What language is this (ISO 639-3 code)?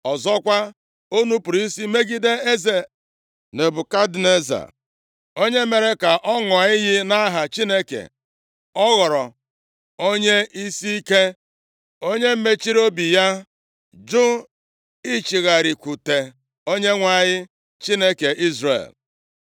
ibo